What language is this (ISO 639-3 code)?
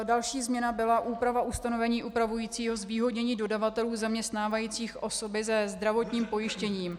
ces